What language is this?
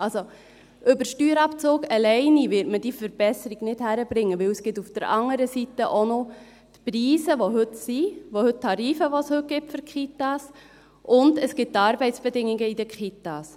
Swiss German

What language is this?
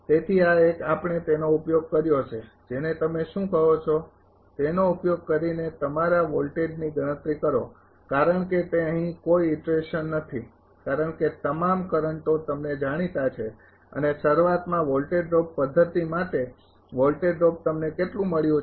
Gujarati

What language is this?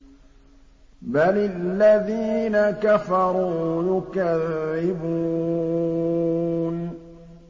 Arabic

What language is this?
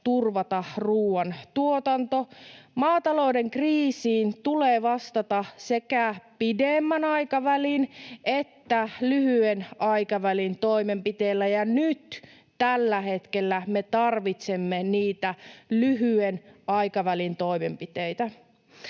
Finnish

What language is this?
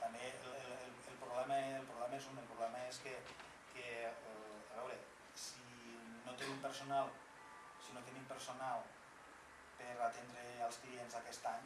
Spanish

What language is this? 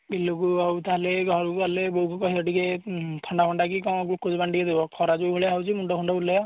Odia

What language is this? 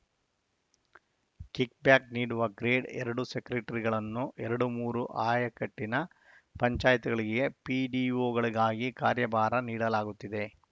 Kannada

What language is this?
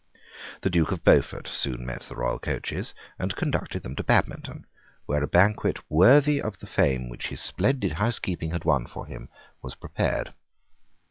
English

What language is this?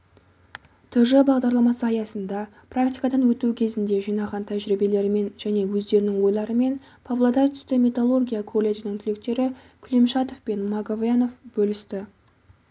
Kazakh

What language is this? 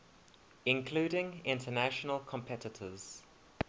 English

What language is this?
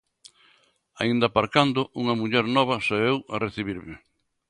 Galician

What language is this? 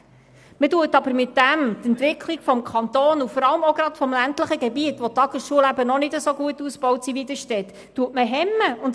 Swiss German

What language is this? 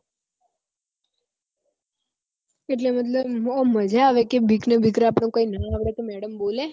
Gujarati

